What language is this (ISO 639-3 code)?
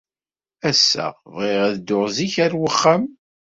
kab